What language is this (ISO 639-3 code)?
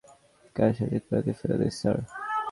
ben